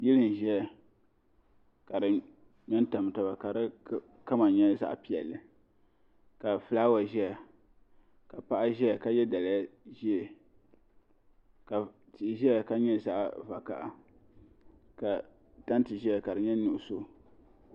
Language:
Dagbani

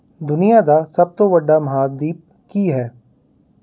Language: Punjabi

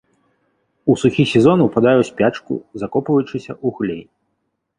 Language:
Belarusian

